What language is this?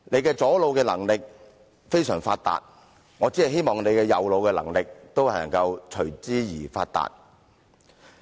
Cantonese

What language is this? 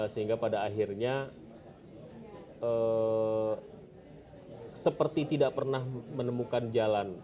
Indonesian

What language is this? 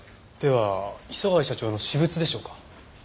Japanese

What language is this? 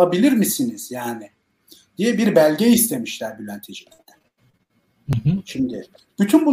Turkish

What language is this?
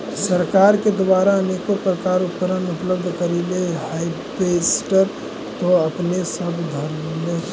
Magahi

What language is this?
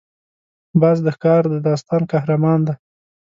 Pashto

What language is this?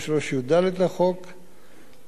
Hebrew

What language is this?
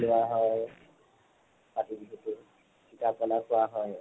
Assamese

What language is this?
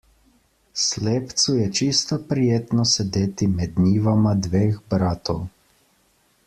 Slovenian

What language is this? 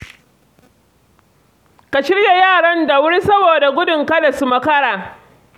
Hausa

